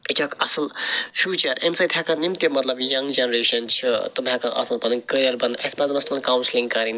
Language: Kashmiri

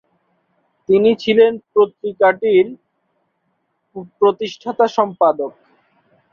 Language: Bangla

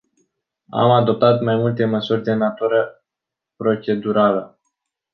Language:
Romanian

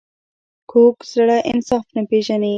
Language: Pashto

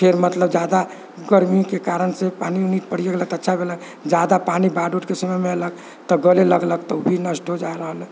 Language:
Maithili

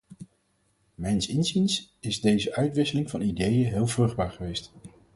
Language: Dutch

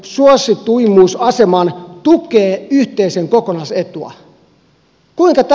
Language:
Finnish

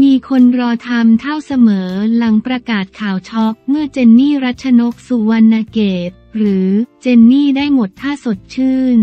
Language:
Thai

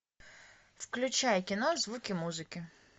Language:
Russian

